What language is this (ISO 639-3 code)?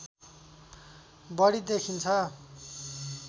nep